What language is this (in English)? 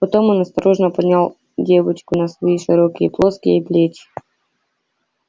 Russian